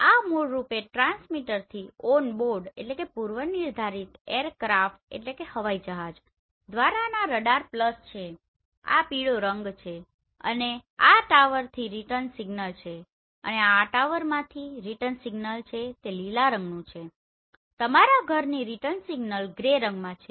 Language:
Gujarati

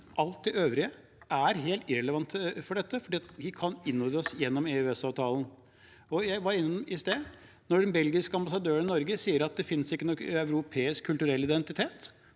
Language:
Norwegian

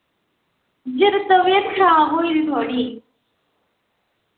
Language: Dogri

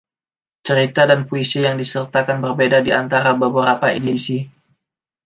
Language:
Indonesian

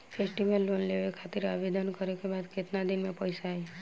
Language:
Bhojpuri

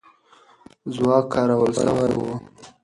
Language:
Pashto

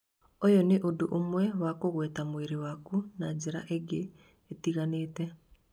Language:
Kikuyu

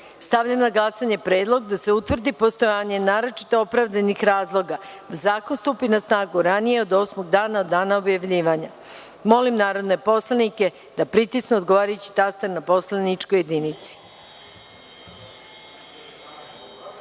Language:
Serbian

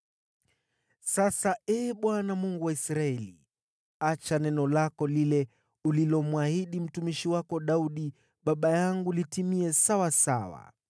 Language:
Swahili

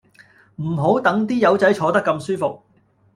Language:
Cantonese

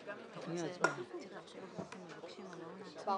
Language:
Hebrew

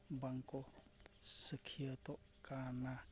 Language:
Santali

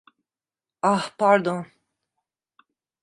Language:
Turkish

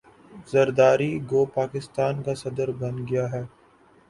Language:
Urdu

